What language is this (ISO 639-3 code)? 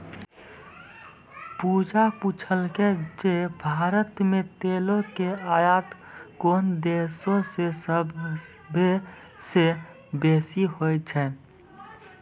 mai